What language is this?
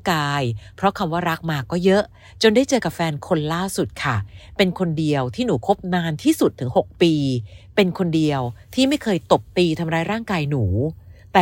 Thai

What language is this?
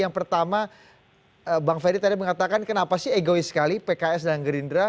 Indonesian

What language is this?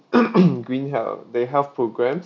English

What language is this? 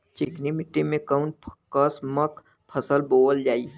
Bhojpuri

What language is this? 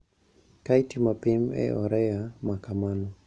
Luo (Kenya and Tanzania)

